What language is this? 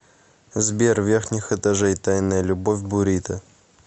Russian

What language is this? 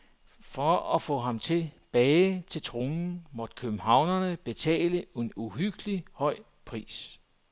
Danish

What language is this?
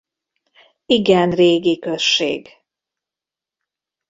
Hungarian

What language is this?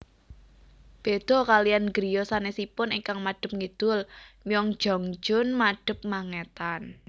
Javanese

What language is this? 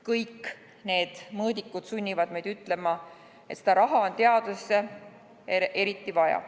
Estonian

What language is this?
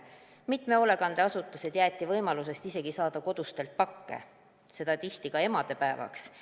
Estonian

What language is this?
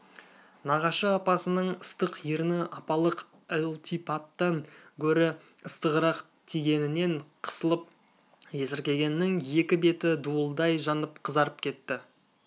Kazakh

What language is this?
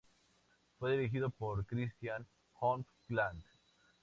Spanish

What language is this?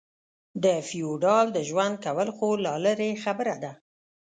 Pashto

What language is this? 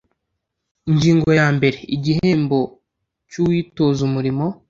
Kinyarwanda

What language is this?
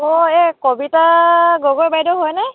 Assamese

